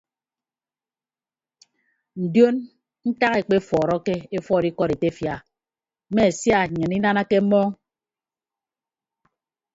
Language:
Ibibio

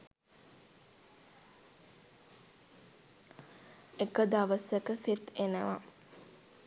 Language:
Sinhala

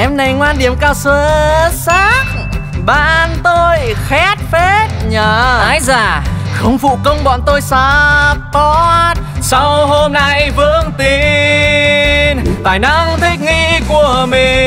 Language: Vietnamese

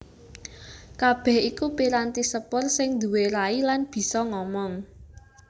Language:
Javanese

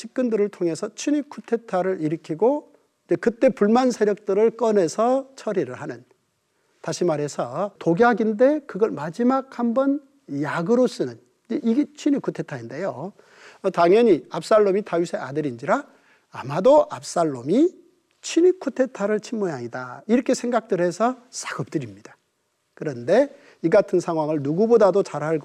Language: Korean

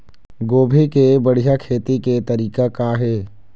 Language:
Chhattisgarhi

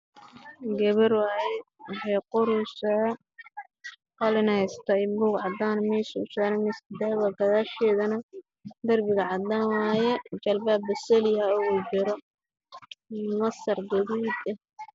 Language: Somali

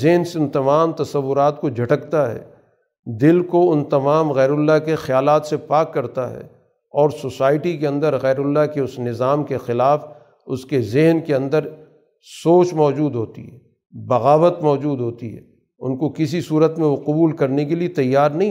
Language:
Urdu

